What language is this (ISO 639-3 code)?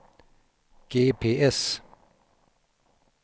swe